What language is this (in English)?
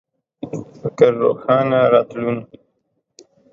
Pashto